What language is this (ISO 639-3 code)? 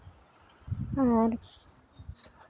sat